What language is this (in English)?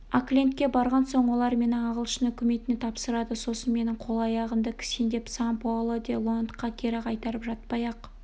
Kazakh